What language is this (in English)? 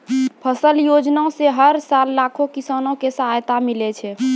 Maithili